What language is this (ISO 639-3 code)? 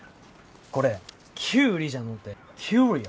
jpn